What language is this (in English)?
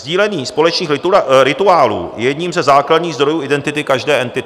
Czech